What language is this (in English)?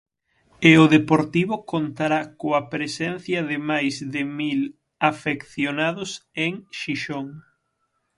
Galician